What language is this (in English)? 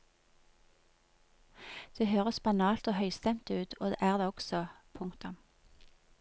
Norwegian